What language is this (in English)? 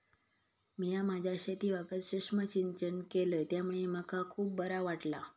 Marathi